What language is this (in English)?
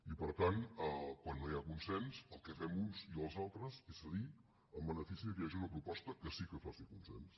Catalan